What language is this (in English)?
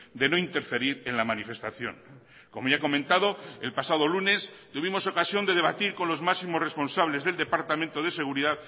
Spanish